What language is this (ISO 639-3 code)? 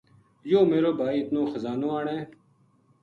gju